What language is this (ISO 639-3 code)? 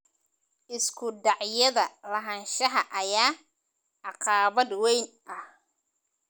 som